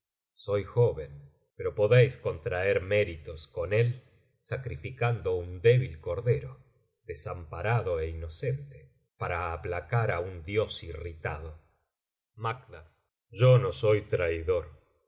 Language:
Spanish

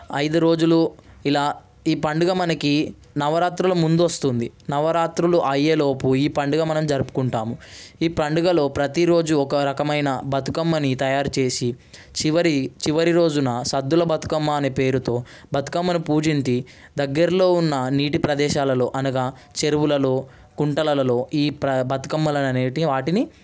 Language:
Telugu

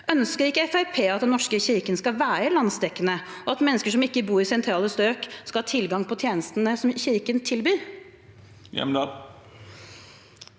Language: Norwegian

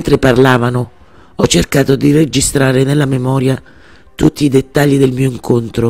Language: Italian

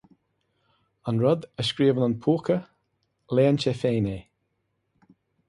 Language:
Irish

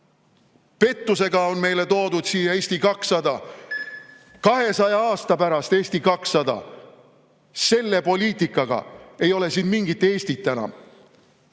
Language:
Estonian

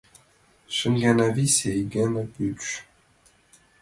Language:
Mari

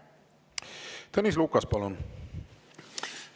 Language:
Estonian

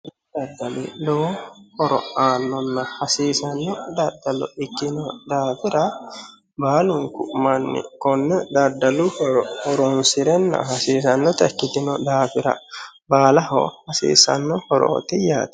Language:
Sidamo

